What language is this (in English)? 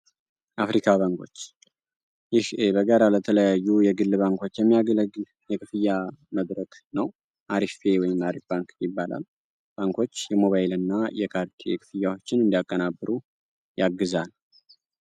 Amharic